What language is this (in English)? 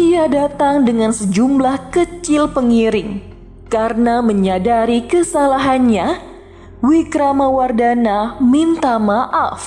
Indonesian